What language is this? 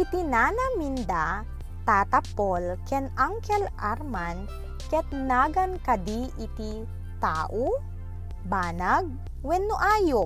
Filipino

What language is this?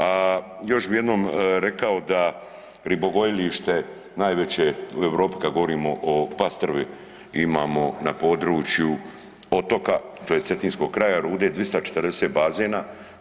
Croatian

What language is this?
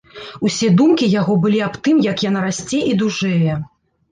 Belarusian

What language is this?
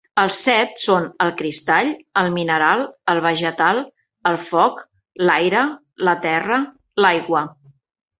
Catalan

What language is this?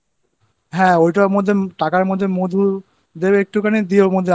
Bangla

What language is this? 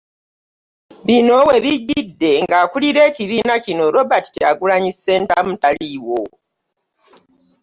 Ganda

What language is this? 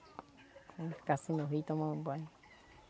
Portuguese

